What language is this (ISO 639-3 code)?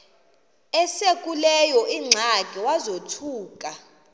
xho